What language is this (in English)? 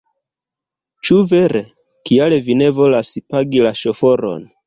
Esperanto